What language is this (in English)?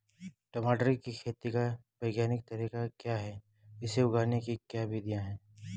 Hindi